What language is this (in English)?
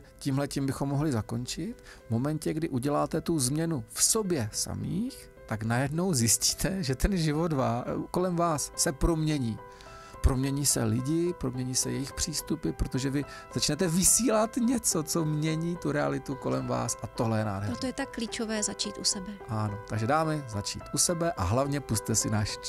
Czech